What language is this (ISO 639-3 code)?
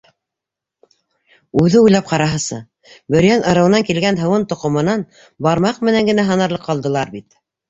bak